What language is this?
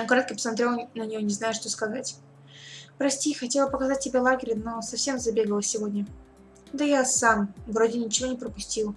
Russian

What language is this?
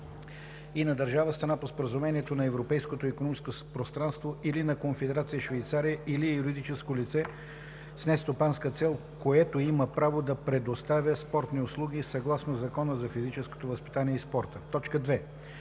Bulgarian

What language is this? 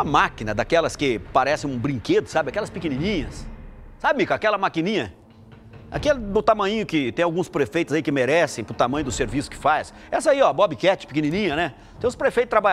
Portuguese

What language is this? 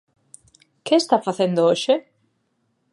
Galician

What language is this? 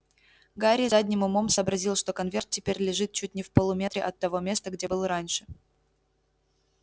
Russian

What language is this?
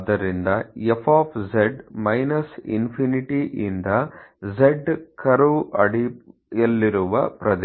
Kannada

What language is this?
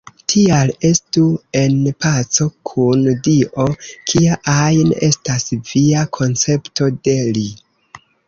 Esperanto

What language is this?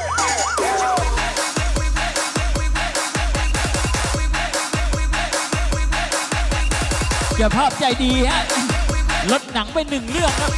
Thai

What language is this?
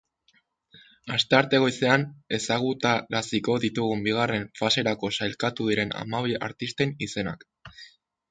Basque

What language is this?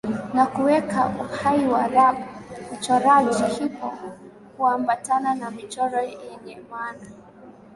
Swahili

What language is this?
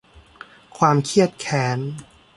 Thai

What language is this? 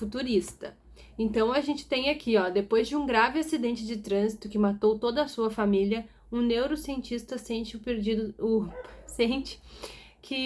Portuguese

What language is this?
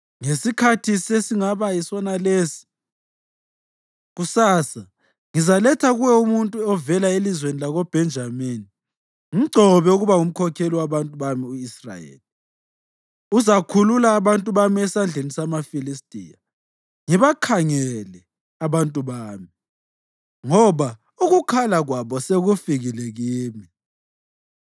North Ndebele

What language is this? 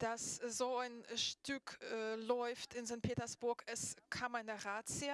German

